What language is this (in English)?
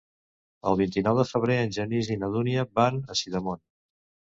Catalan